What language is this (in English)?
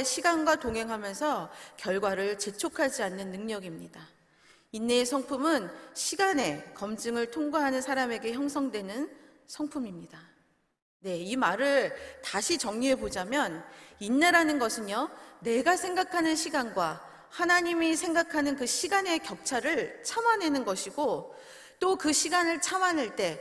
Korean